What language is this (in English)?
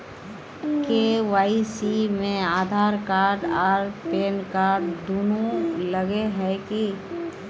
Magahi